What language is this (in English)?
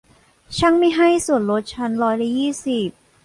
Thai